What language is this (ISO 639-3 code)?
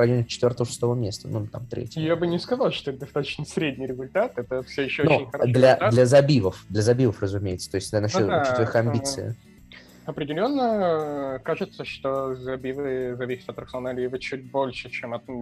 rus